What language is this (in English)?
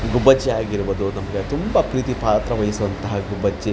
Kannada